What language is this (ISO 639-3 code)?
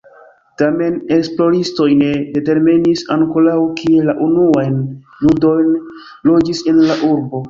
epo